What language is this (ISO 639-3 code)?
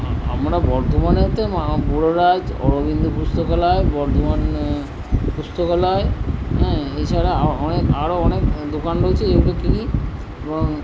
ben